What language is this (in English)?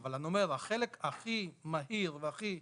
Hebrew